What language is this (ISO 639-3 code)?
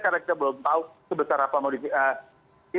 ind